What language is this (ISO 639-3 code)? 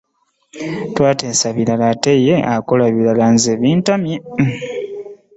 lug